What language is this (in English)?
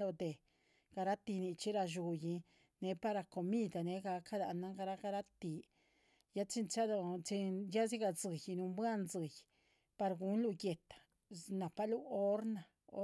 Chichicapan Zapotec